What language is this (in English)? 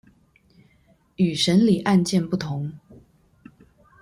Chinese